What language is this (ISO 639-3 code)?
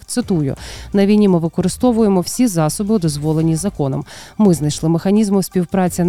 ukr